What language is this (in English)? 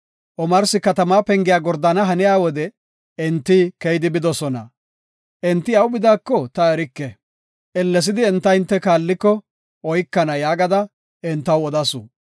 Gofa